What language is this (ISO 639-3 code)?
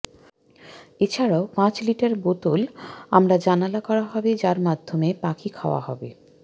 ben